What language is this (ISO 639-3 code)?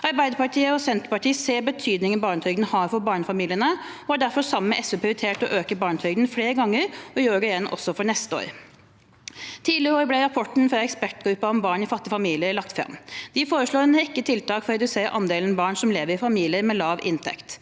nor